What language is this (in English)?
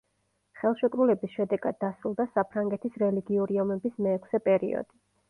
Georgian